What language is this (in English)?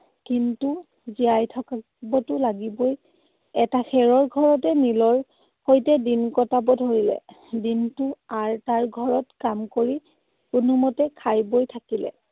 Assamese